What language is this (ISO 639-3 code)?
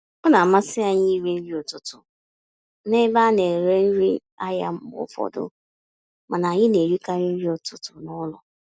ibo